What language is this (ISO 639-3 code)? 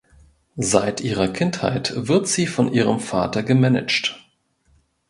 deu